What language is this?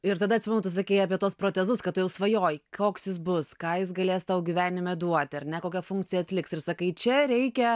Lithuanian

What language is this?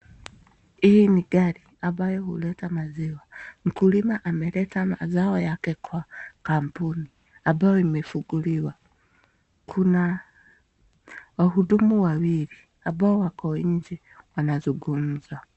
Swahili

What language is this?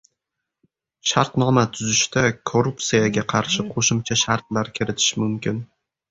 Uzbek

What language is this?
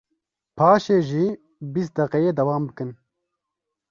Kurdish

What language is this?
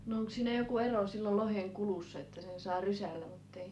Finnish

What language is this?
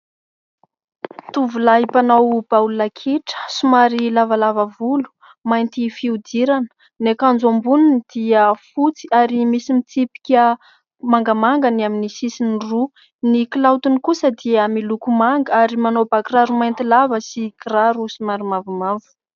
Malagasy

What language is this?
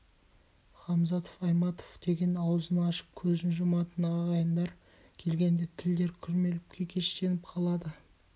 Kazakh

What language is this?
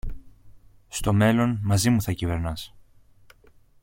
Greek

